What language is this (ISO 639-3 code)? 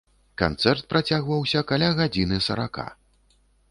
bel